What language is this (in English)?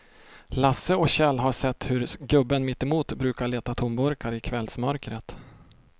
Swedish